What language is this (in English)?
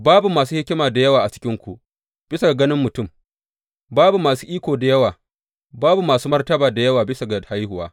Hausa